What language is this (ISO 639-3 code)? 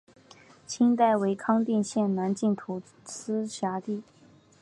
zho